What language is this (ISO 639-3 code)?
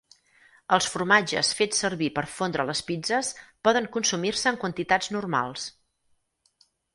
cat